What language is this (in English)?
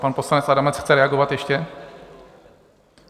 Czech